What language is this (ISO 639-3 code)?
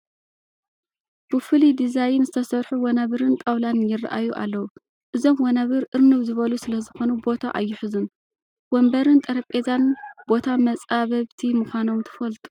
tir